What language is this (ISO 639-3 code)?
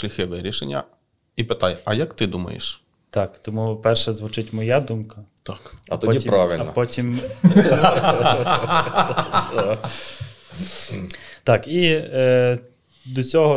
ukr